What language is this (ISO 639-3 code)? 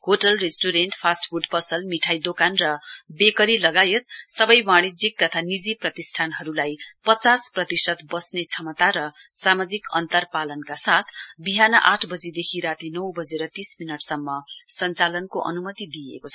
nep